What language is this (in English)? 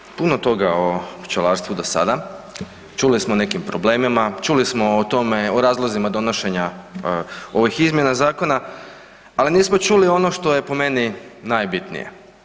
Croatian